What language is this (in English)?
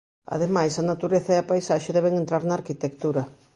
Galician